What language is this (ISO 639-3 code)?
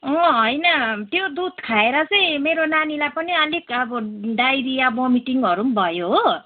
nep